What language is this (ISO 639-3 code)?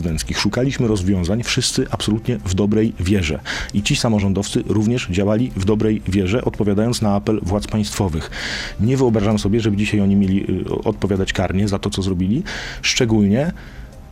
pol